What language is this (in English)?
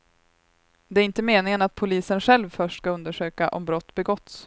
Swedish